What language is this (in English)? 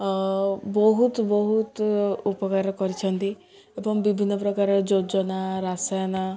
Odia